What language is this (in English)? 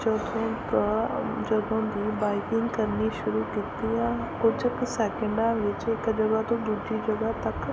Punjabi